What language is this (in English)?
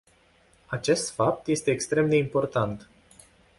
Romanian